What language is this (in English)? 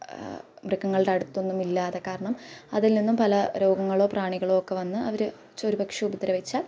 Malayalam